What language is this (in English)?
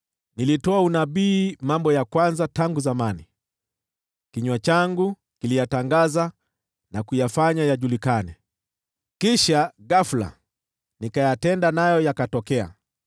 Swahili